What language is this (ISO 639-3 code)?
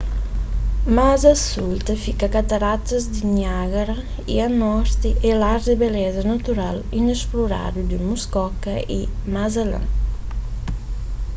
kea